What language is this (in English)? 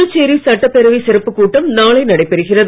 Tamil